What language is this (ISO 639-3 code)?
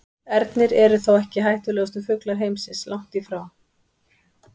isl